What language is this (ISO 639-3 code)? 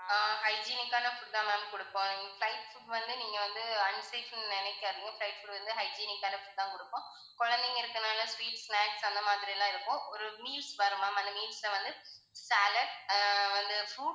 tam